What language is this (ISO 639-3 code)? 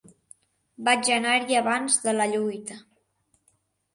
cat